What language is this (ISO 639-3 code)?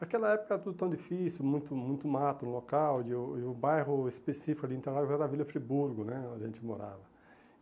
por